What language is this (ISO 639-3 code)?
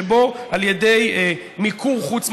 heb